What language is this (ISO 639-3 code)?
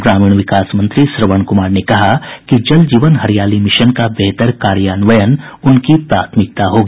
hin